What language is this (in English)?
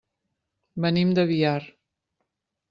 Catalan